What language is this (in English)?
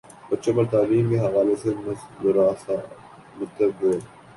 Urdu